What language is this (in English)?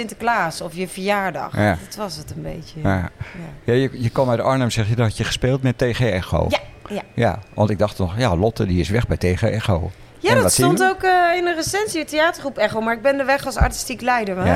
Dutch